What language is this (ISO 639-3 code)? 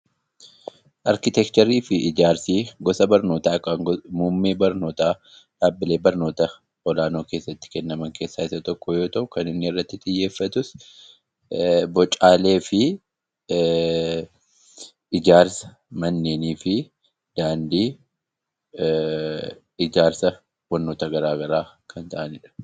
orm